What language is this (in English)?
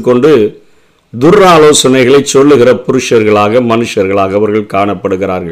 Tamil